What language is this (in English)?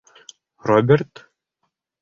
Bashkir